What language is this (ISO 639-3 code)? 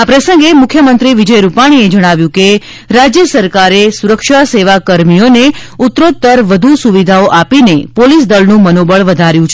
guj